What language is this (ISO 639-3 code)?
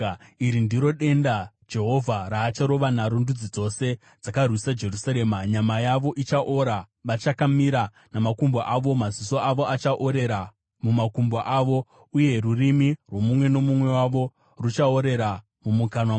sna